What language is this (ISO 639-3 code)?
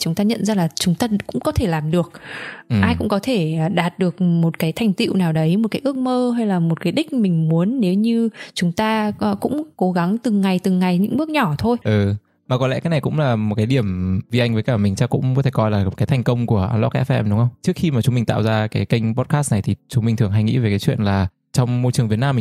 vie